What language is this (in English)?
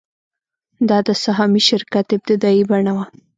Pashto